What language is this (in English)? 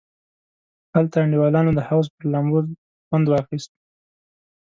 Pashto